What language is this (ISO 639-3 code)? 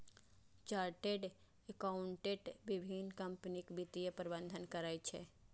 mai